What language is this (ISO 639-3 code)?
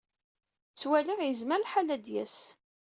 kab